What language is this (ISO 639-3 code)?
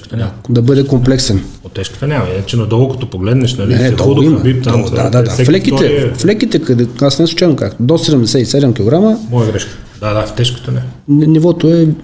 bul